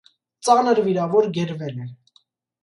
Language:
Armenian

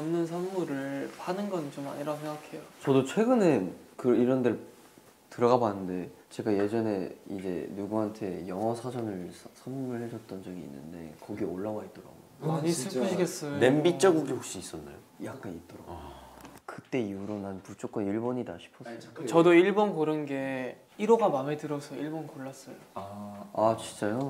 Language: Korean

